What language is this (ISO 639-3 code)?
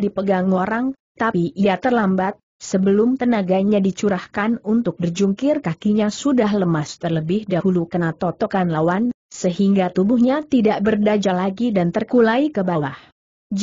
ind